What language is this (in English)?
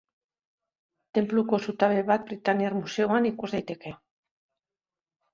Basque